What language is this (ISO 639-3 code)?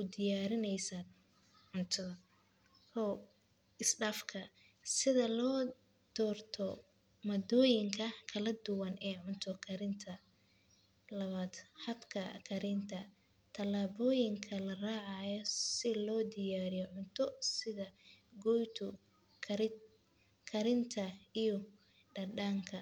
som